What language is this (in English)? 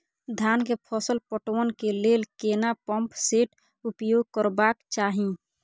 Maithili